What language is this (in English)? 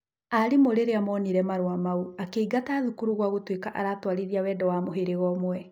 Kikuyu